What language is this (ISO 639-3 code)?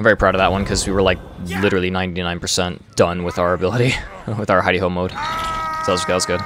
eng